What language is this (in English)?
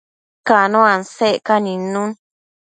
Matsés